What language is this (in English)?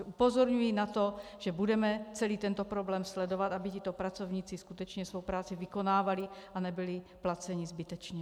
Czech